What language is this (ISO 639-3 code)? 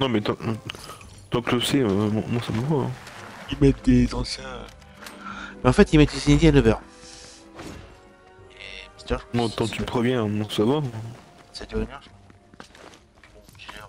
fra